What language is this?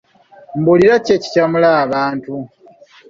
Ganda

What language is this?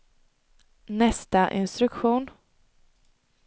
Swedish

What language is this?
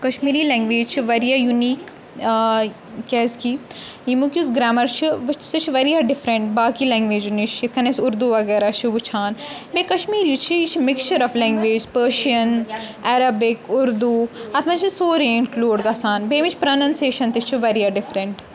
Kashmiri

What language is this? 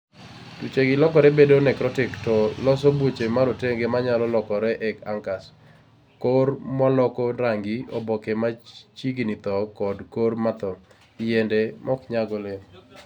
Luo (Kenya and Tanzania)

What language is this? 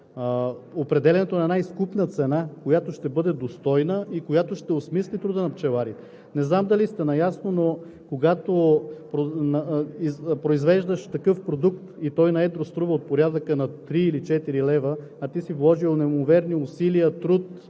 Bulgarian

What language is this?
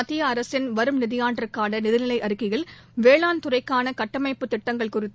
Tamil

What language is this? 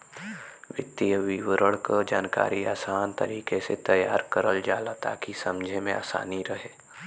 Bhojpuri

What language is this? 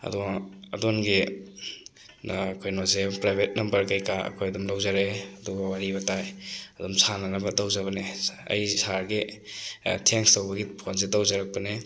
Manipuri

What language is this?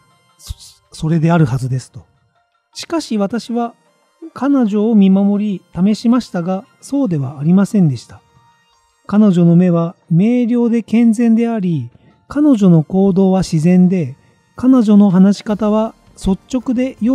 Japanese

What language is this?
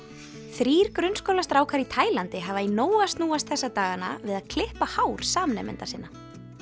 Icelandic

